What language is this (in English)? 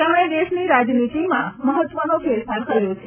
Gujarati